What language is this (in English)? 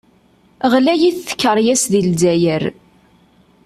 Kabyle